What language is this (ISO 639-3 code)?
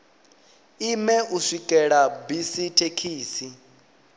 ven